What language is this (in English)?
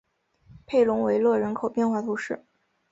Chinese